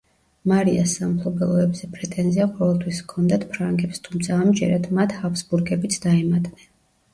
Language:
Georgian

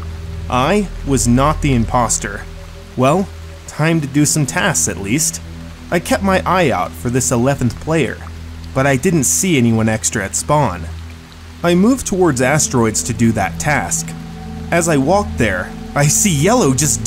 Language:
English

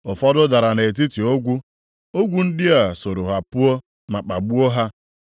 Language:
Igbo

